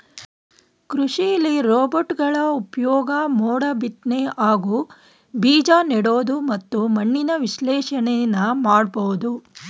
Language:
Kannada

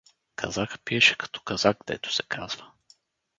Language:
Bulgarian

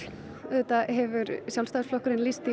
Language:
Icelandic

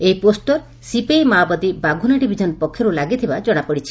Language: Odia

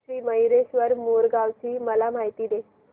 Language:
Marathi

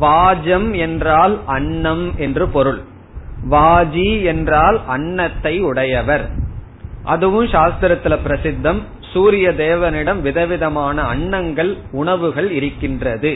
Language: Tamil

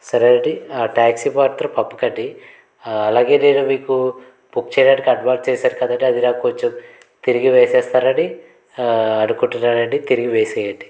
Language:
Telugu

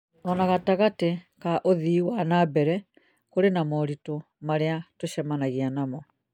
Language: Kikuyu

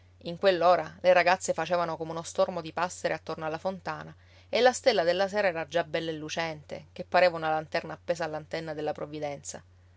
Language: Italian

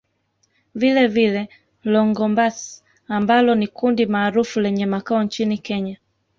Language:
Swahili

